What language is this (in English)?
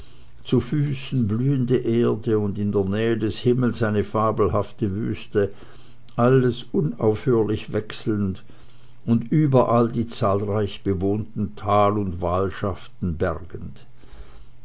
German